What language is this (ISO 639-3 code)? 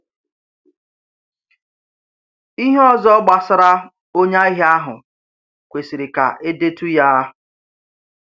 ibo